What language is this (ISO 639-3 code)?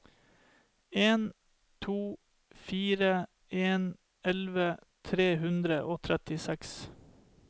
nor